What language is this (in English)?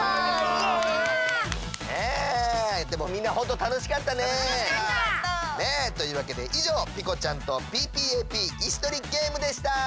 Japanese